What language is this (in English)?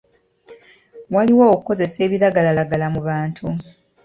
Ganda